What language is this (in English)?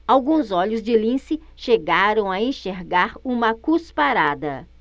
Portuguese